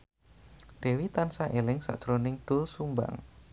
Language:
Javanese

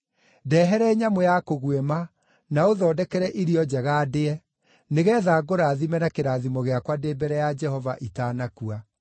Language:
Kikuyu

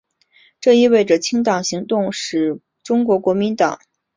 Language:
Chinese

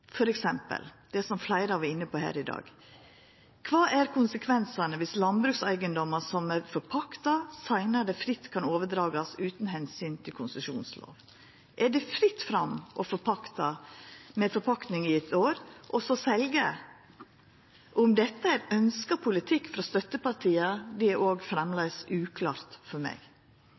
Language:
Norwegian Nynorsk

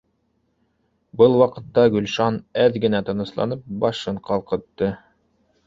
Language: Bashkir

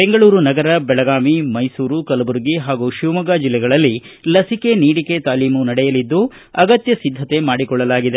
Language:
Kannada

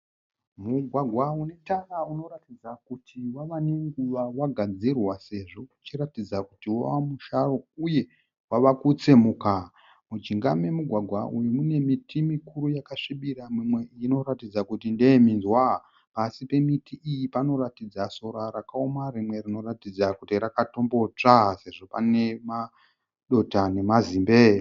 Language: Shona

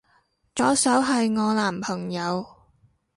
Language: Cantonese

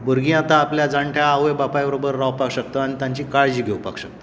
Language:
Konkani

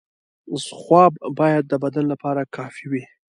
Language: Pashto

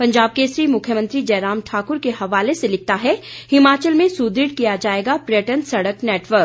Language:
Hindi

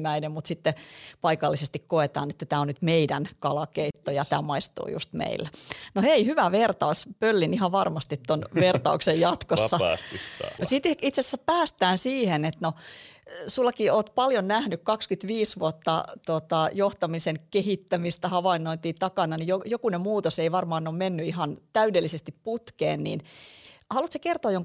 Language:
Finnish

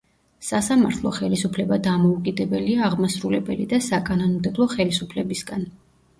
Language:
Georgian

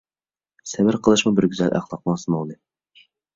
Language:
Uyghur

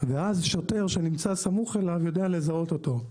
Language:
Hebrew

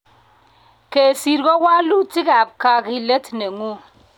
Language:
Kalenjin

